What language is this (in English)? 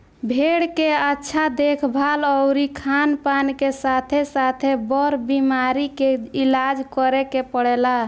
Bhojpuri